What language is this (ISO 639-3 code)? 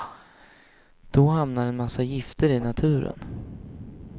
swe